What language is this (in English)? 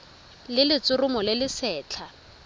Tswana